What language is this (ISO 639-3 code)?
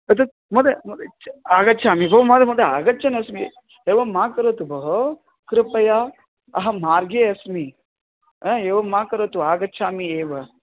san